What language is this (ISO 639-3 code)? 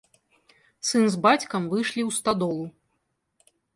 bel